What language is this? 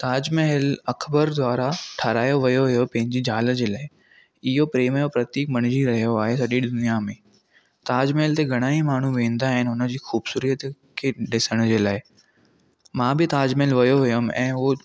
Sindhi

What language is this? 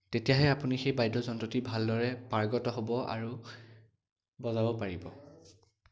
Assamese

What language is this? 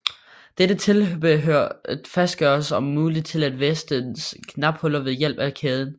Danish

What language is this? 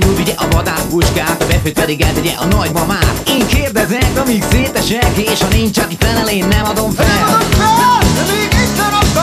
Hungarian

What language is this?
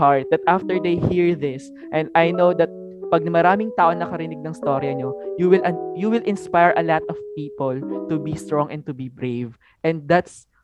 Filipino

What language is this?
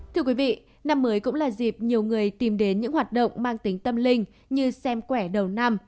Vietnamese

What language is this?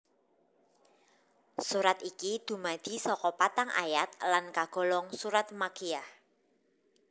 Javanese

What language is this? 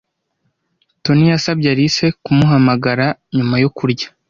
Kinyarwanda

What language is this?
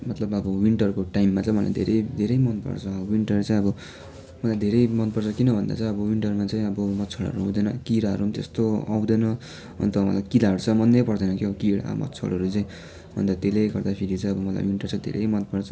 Nepali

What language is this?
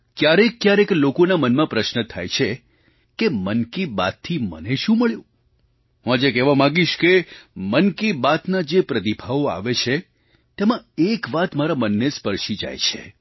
Gujarati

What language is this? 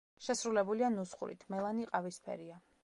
Georgian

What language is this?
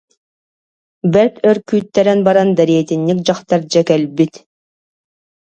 Yakut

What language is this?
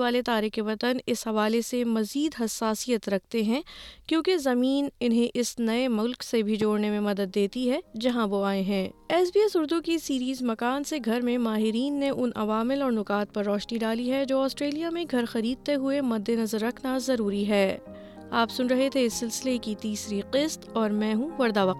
Urdu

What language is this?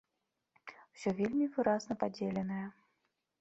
Belarusian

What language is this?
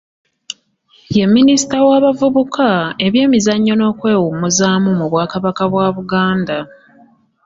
Ganda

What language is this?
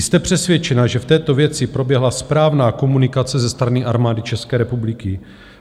Czech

